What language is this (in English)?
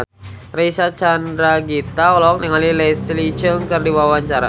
Sundanese